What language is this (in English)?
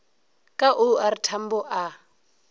Northern Sotho